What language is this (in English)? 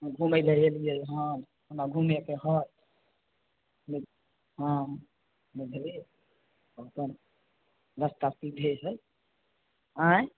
Maithili